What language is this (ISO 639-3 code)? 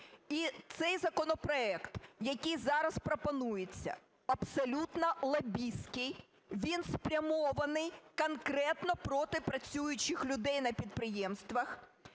ukr